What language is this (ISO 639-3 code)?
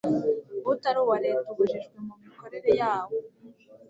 kin